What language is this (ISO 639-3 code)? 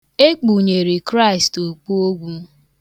ibo